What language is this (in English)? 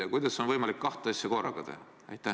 Estonian